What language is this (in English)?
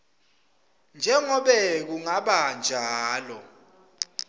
Swati